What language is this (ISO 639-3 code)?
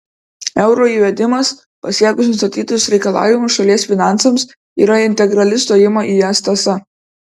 lit